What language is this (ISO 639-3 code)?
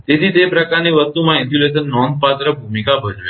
guj